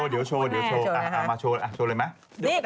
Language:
Thai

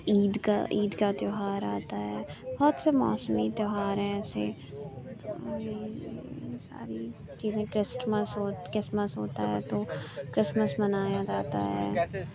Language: Urdu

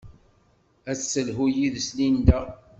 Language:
Kabyle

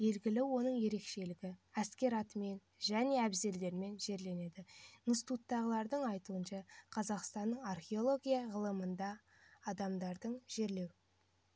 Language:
Kazakh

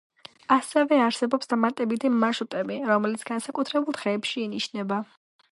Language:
Georgian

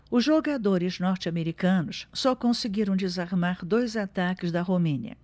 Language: Portuguese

